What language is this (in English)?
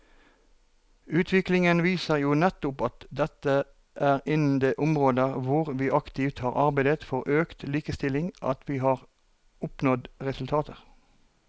Norwegian